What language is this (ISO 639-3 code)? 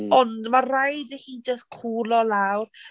cym